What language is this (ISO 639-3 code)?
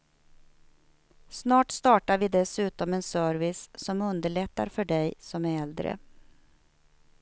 swe